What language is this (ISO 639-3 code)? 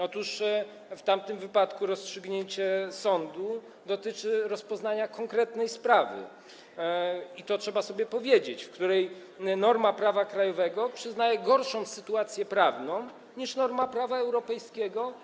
pol